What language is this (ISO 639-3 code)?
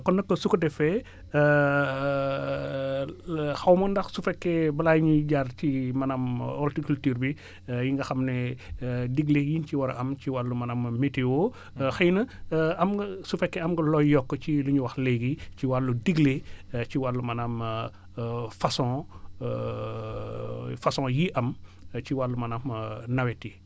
wol